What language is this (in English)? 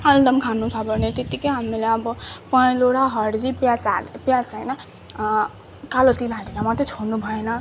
Nepali